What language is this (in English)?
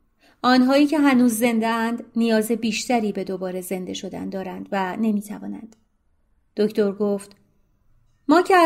Persian